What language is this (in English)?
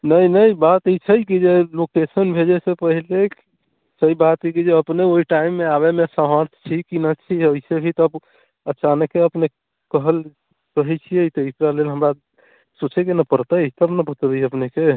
Maithili